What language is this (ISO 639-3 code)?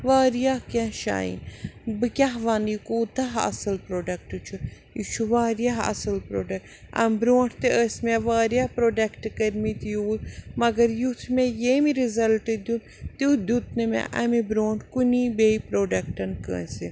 kas